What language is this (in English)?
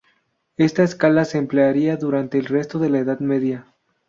Spanish